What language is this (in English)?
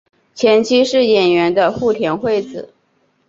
Chinese